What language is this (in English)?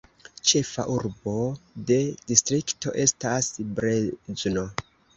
Esperanto